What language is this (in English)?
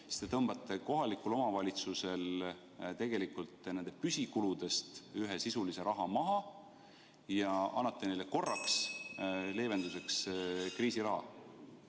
Estonian